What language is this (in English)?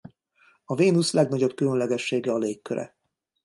Hungarian